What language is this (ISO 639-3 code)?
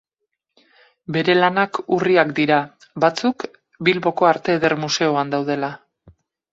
eus